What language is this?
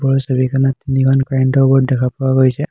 Assamese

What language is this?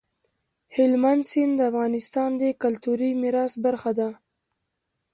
Pashto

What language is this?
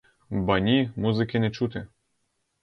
Ukrainian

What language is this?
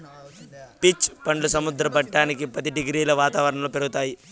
Telugu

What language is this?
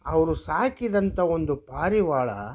Kannada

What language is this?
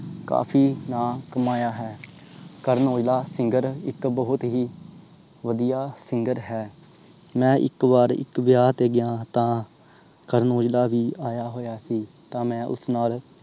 Punjabi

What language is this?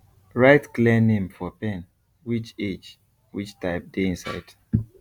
Nigerian Pidgin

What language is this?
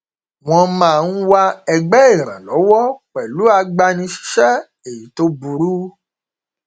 Yoruba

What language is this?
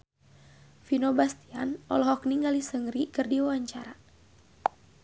Sundanese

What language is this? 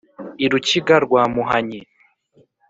Kinyarwanda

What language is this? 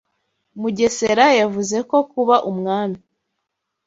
Kinyarwanda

